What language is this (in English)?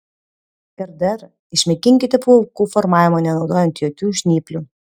Lithuanian